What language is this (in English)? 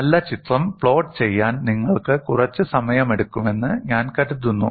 Malayalam